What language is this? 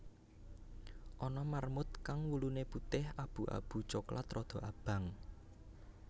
Javanese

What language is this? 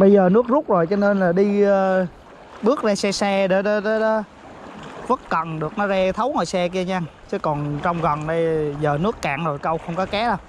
Vietnamese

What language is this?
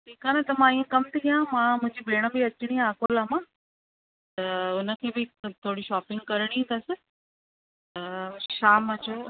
Sindhi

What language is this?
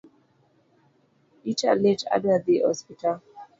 Luo (Kenya and Tanzania)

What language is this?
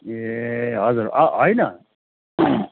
Nepali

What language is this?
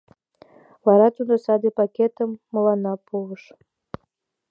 Mari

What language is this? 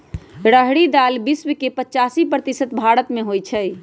Magahi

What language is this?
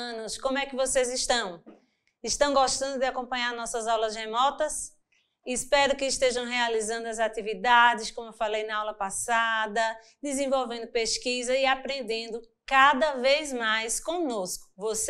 Portuguese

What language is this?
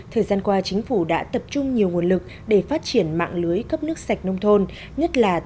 Vietnamese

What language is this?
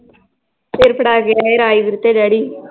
Punjabi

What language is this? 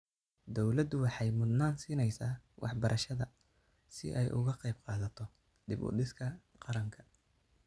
Somali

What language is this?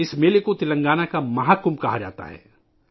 Urdu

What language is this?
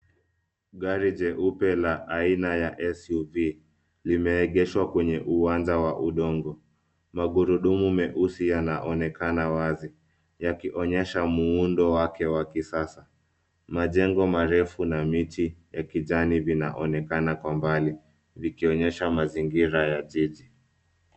Swahili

